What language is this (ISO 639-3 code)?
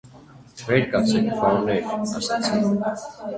hye